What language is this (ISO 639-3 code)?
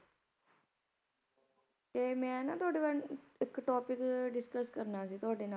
pan